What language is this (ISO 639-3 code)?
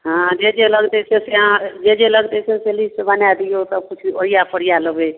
mai